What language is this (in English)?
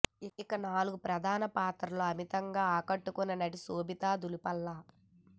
Telugu